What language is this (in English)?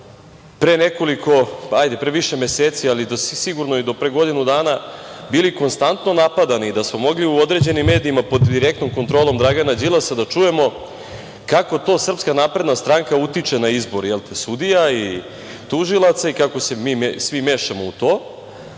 Serbian